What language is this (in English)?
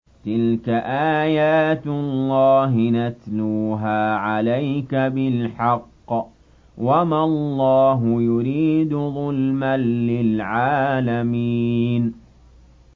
Arabic